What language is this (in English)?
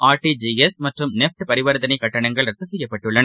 Tamil